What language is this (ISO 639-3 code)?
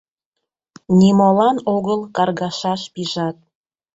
chm